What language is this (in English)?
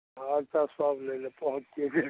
Maithili